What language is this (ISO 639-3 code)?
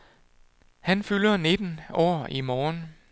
dan